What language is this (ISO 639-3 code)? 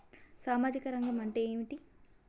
tel